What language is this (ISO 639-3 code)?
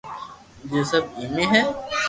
lrk